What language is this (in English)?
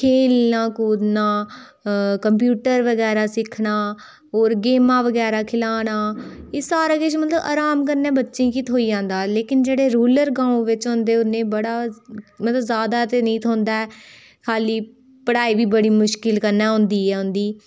Dogri